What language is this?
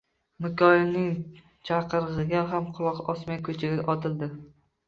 Uzbek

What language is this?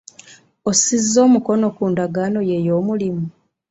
Ganda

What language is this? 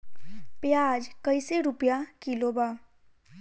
Bhojpuri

